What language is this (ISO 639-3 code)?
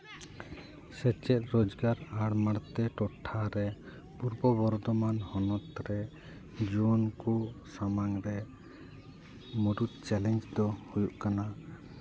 sat